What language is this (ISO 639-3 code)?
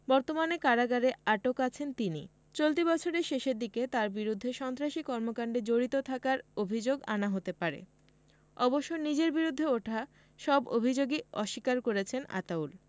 ben